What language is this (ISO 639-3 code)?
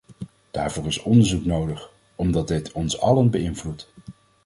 nld